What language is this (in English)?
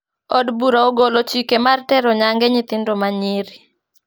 Luo (Kenya and Tanzania)